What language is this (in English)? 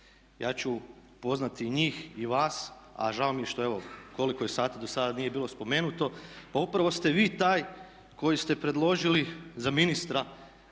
Croatian